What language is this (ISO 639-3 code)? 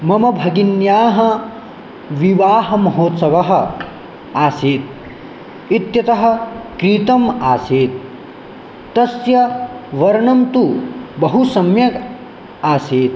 san